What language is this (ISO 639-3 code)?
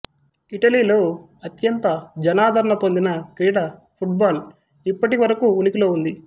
tel